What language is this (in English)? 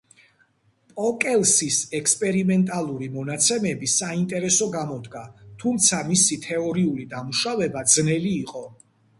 Georgian